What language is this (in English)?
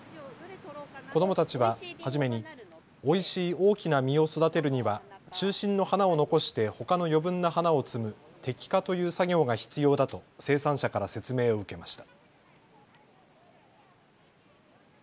Japanese